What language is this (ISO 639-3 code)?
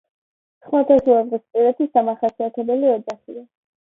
kat